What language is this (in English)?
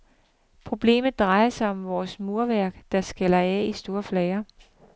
Danish